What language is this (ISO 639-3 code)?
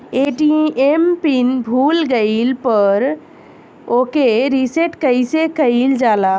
bho